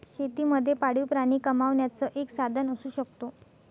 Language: Marathi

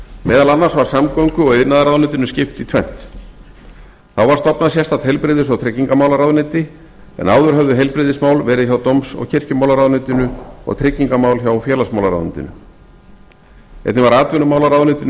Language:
Icelandic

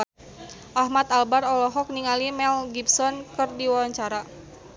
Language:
Sundanese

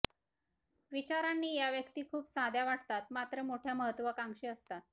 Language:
Marathi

